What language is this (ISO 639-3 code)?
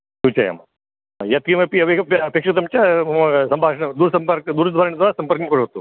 san